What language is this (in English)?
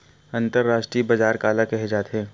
Chhattisgarhi